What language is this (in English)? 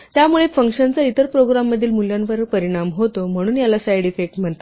Marathi